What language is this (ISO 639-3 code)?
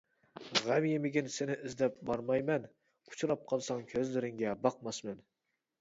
uig